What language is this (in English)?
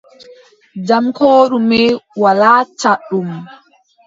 Adamawa Fulfulde